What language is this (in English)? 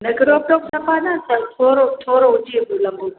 Sindhi